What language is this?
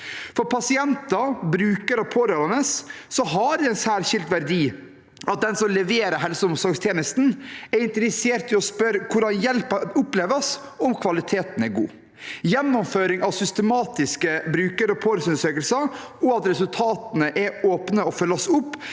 Norwegian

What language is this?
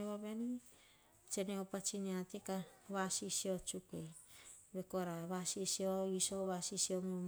Hahon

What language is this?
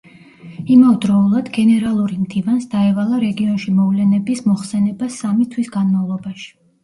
Georgian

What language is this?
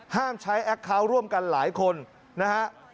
Thai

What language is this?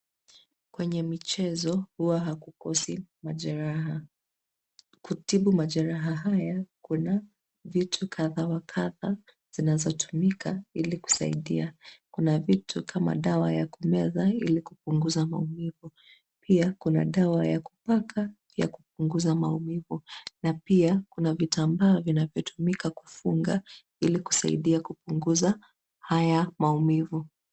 Swahili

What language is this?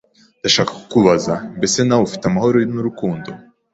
Kinyarwanda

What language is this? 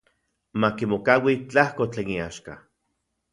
Central Puebla Nahuatl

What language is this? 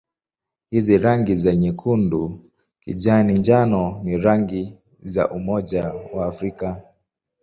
Swahili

